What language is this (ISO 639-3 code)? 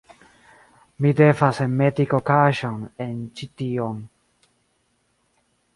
epo